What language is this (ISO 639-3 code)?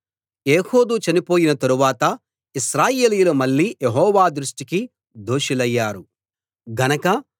tel